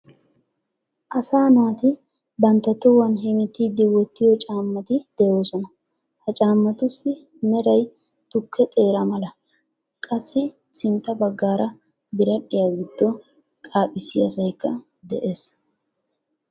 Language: Wolaytta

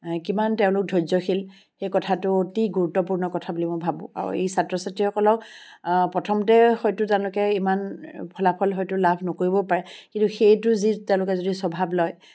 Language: Assamese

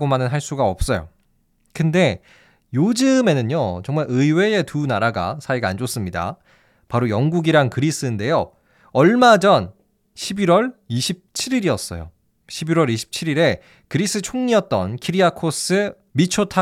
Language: Korean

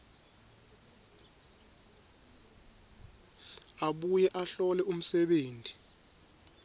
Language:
Swati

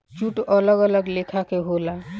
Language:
Bhojpuri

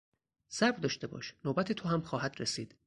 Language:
Persian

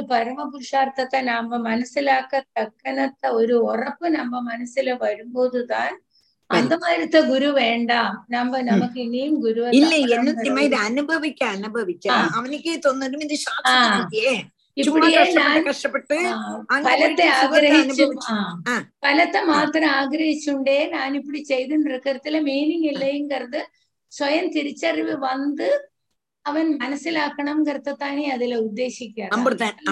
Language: Tamil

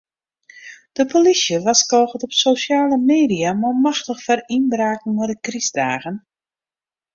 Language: Western Frisian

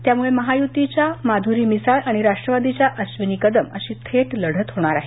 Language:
Marathi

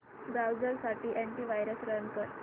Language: Marathi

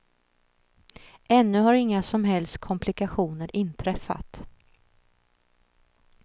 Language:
Swedish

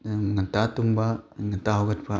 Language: Manipuri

